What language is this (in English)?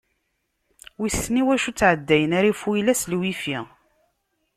Kabyle